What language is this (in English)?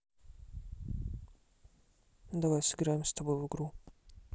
Russian